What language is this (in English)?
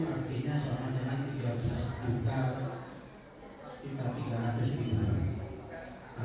Indonesian